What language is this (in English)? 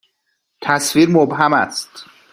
Persian